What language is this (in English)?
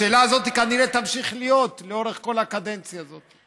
Hebrew